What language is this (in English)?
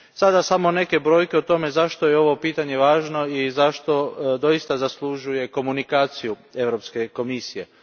Croatian